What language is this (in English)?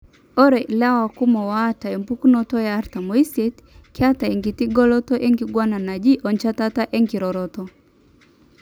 Masai